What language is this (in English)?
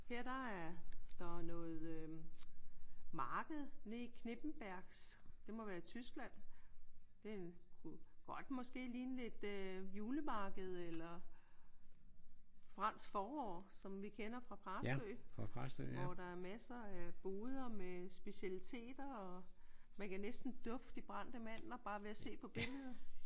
Danish